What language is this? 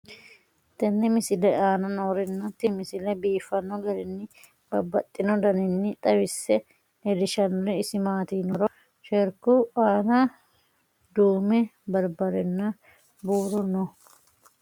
Sidamo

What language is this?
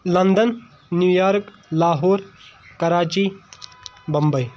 Kashmiri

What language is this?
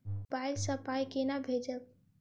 Maithili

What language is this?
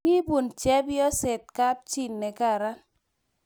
Kalenjin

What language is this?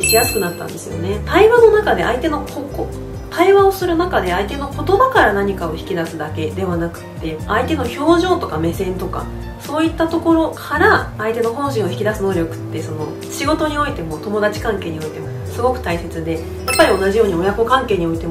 Japanese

